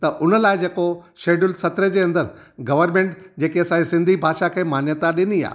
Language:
Sindhi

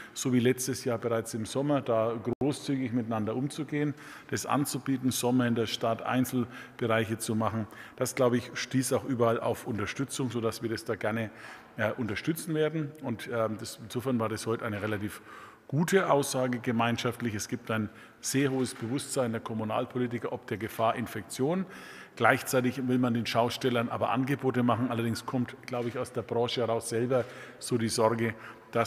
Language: German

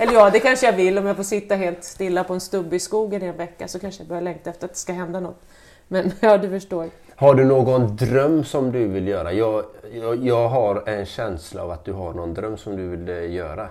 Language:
Swedish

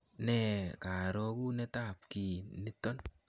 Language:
Kalenjin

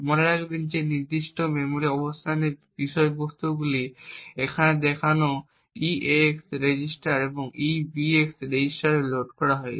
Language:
Bangla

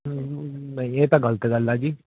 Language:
Punjabi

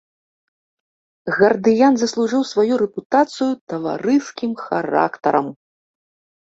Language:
Belarusian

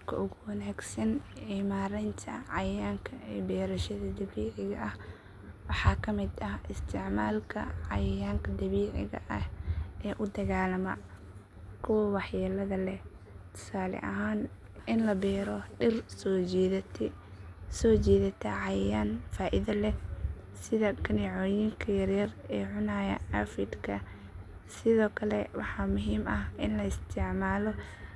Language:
Somali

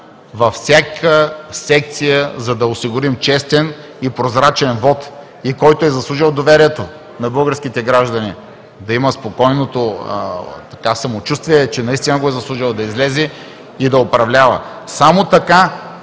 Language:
Bulgarian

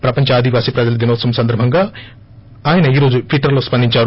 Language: Telugu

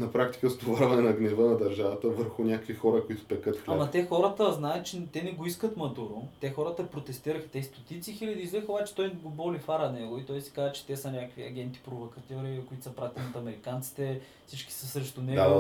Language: Bulgarian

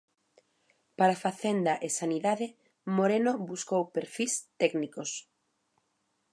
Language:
Galician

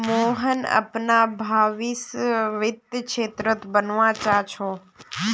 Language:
Magahi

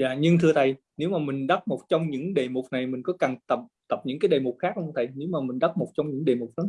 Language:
Vietnamese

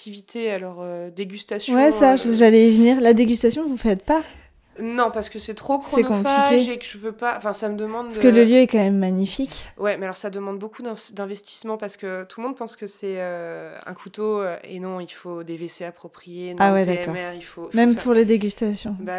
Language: French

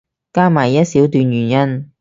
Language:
Cantonese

